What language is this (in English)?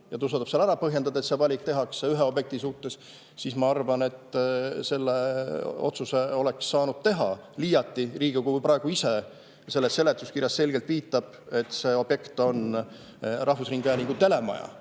Estonian